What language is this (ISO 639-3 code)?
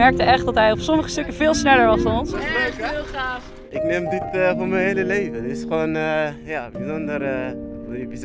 nld